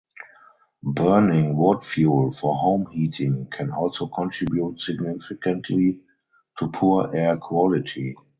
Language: English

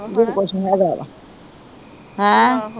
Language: Punjabi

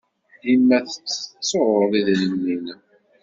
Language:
Kabyle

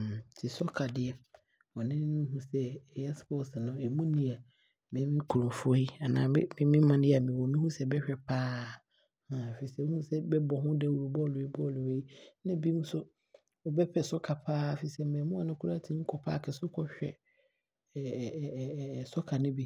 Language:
Abron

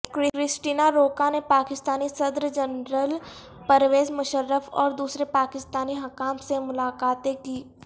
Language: Urdu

